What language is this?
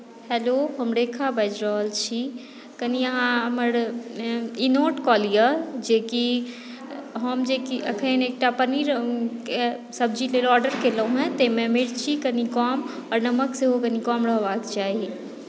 Maithili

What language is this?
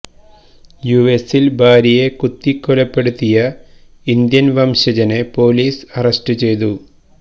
Malayalam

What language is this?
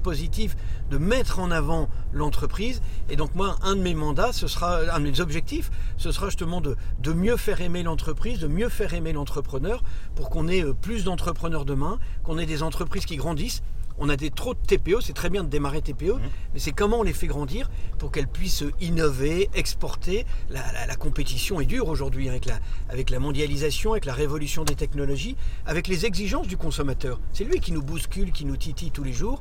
French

